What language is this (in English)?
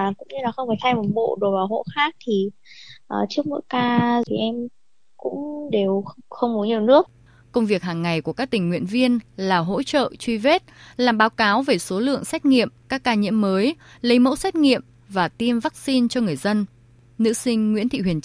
Vietnamese